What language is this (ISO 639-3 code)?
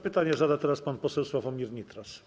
pol